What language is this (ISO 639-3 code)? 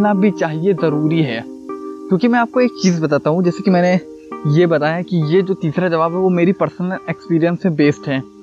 hin